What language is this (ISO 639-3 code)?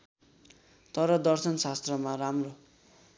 nep